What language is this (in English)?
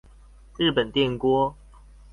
Chinese